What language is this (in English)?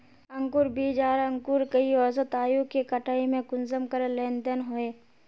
Magahi